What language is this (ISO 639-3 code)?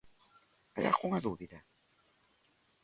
glg